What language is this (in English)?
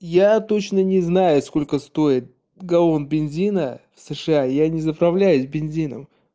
Russian